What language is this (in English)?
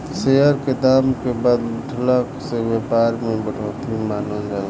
Bhojpuri